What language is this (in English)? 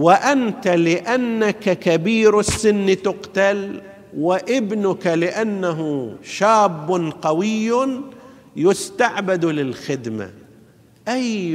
Arabic